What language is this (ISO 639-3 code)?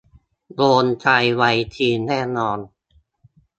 tha